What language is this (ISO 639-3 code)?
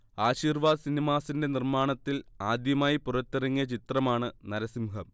mal